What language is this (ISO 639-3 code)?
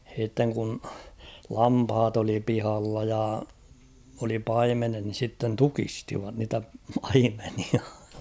fin